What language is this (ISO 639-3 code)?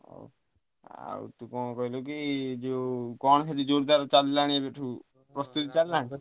ori